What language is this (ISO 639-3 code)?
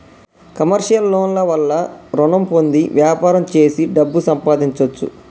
tel